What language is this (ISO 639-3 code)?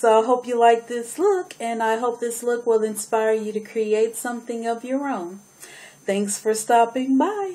eng